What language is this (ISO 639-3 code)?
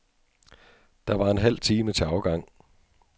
dan